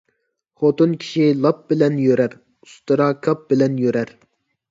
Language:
Uyghur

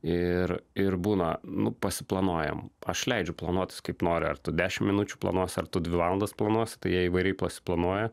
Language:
Lithuanian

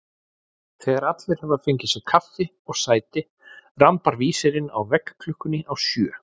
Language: Icelandic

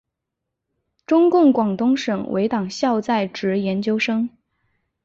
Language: Chinese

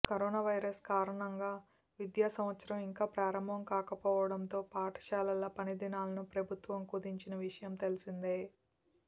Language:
Telugu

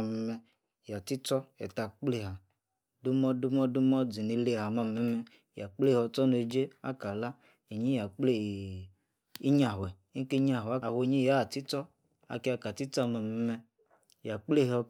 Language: Yace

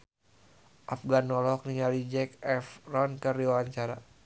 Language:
Sundanese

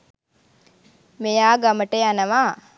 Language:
Sinhala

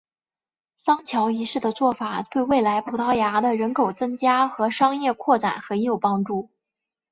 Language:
Chinese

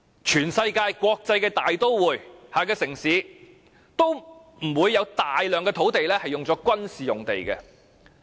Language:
Cantonese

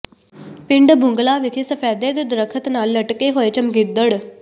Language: Punjabi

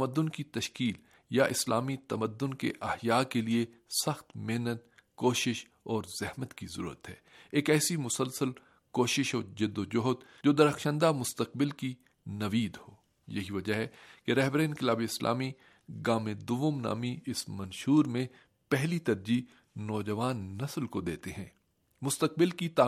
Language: Urdu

